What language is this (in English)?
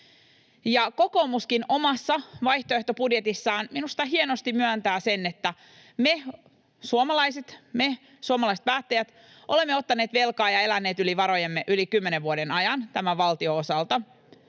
Finnish